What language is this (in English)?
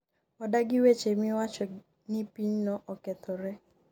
Luo (Kenya and Tanzania)